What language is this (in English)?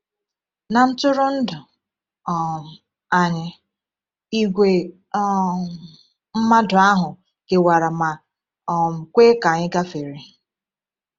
Igbo